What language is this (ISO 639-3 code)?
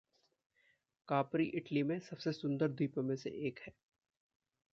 hin